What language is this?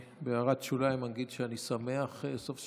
Hebrew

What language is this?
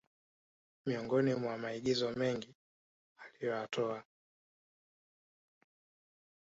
Swahili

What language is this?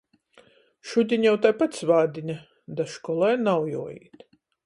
Latgalian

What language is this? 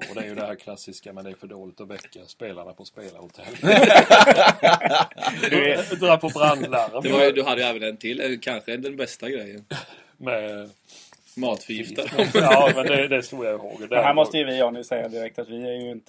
Swedish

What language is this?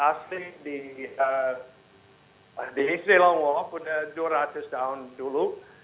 Indonesian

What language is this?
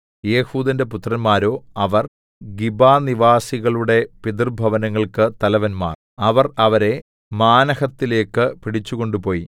Malayalam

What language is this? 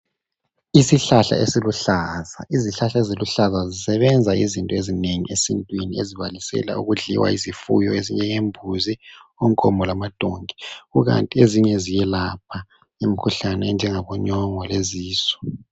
North Ndebele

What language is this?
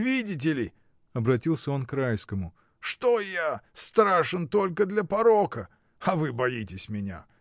Russian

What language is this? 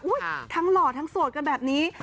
Thai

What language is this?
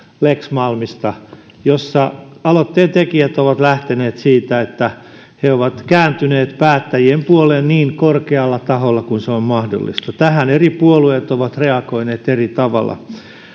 Finnish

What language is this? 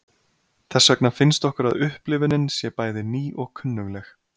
Icelandic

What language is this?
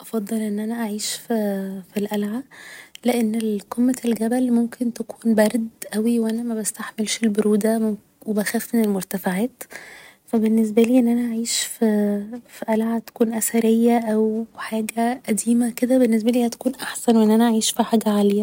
Egyptian Arabic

